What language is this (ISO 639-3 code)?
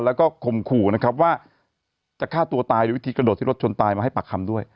tha